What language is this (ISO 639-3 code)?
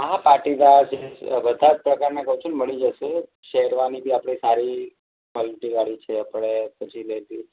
guj